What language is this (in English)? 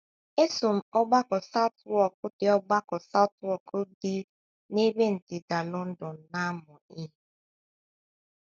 Igbo